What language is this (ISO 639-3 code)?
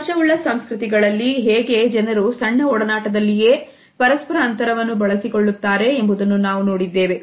kan